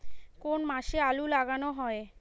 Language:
Bangla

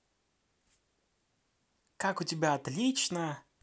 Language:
Russian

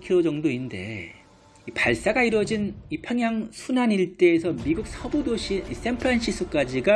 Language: Korean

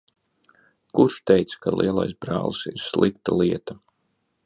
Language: Latvian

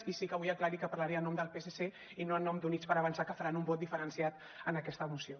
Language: Catalan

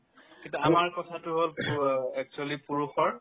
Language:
Assamese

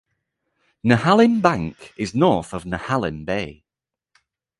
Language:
English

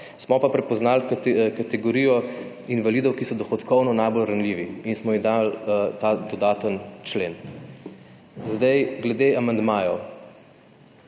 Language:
Slovenian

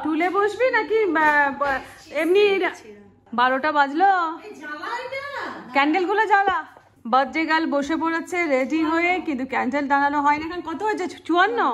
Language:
Hindi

